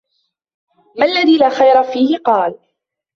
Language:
Arabic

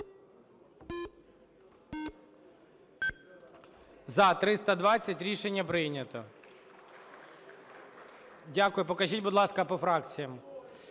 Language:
Ukrainian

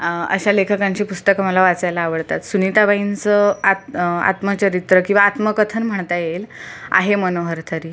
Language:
Marathi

